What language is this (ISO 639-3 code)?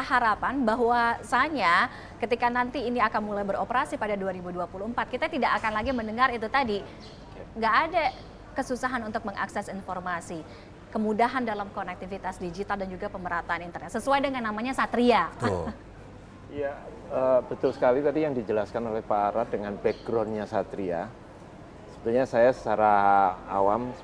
ind